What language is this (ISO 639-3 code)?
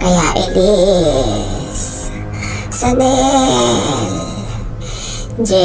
fil